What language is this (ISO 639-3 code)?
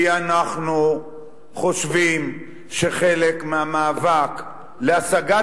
heb